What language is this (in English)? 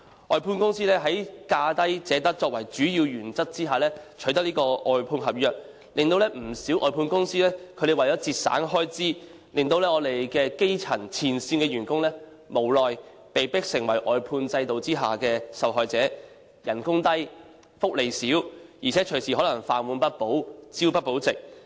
Cantonese